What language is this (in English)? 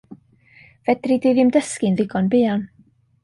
Welsh